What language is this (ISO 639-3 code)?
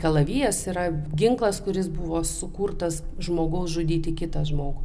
lit